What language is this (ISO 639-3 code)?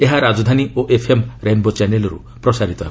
ori